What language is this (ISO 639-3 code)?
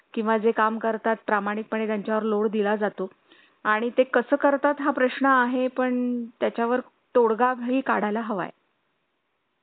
mar